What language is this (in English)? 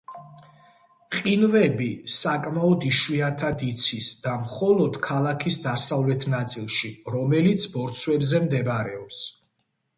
Georgian